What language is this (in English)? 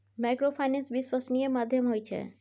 Maithili